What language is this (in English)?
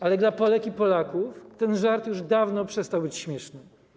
Polish